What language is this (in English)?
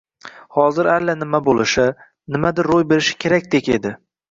Uzbek